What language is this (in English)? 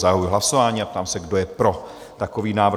Czech